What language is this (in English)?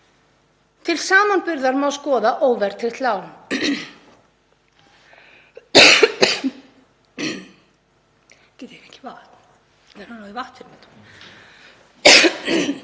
Icelandic